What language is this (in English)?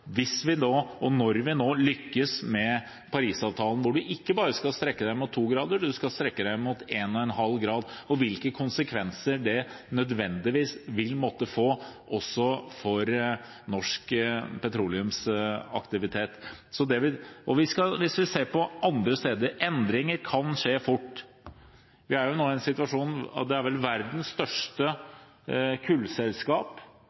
Norwegian Bokmål